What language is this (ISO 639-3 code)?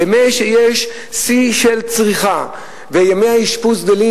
heb